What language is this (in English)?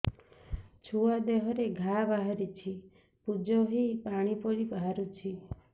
Odia